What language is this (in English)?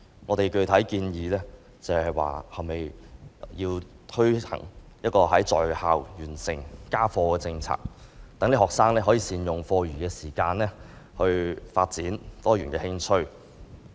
Cantonese